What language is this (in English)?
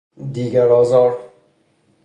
Persian